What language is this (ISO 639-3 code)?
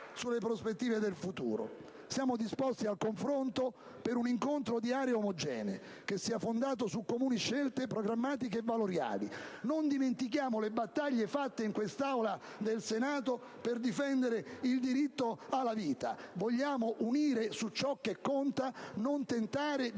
ita